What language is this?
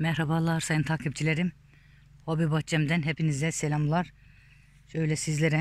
Turkish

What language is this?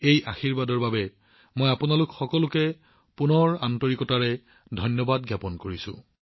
Assamese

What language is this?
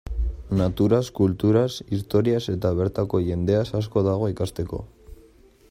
Basque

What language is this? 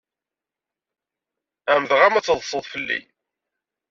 Kabyle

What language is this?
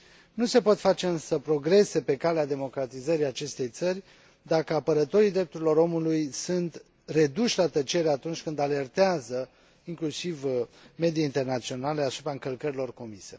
Romanian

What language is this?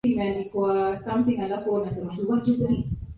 Swahili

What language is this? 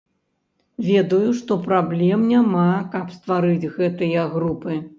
Belarusian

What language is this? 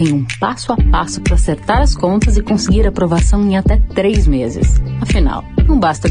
Portuguese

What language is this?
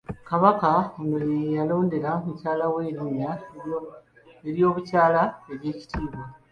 Ganda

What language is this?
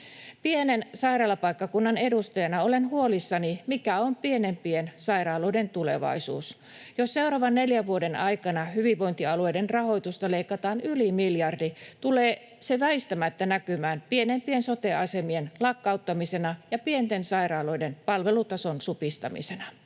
Finnish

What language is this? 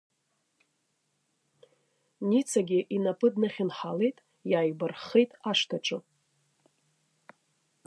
Abkhazian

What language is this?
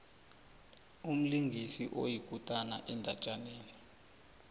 South Ndebele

